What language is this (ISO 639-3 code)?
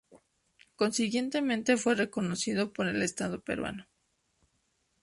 spa